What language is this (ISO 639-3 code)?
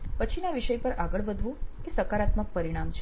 guj